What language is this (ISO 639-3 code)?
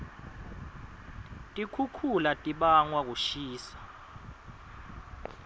ssw